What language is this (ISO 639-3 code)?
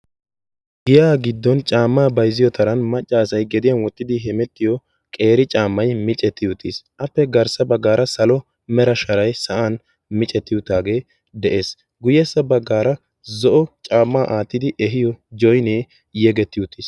wal